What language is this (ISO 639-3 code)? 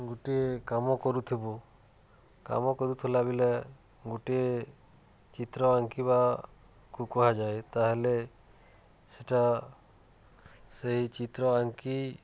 ori